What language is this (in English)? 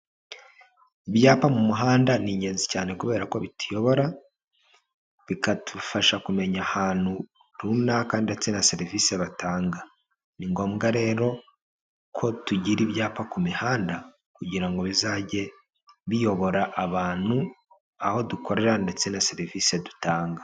Kinyarwanda